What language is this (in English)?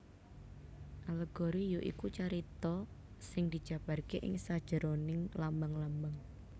Javanese